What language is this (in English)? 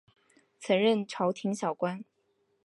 Chinese